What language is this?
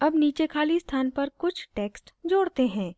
Hindi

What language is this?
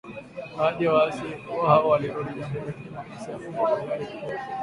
Swahili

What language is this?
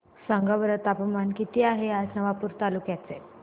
Marathi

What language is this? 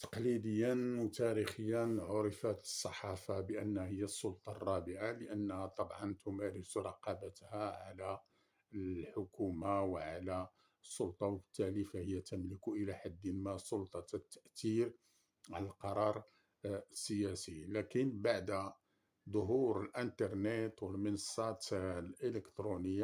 Arabic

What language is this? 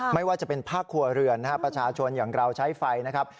Thai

